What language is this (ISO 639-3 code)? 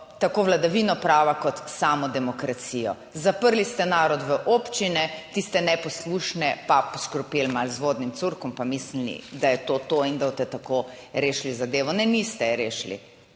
slv